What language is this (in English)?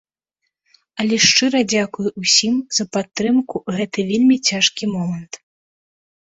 Belarusian